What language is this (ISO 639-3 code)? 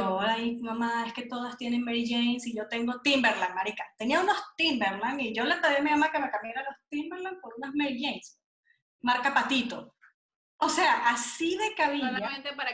spa